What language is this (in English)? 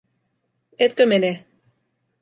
Finnish